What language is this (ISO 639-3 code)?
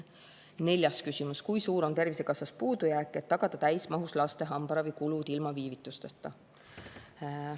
est